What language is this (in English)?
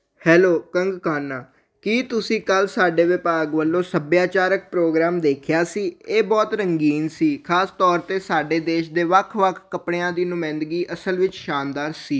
Punjabi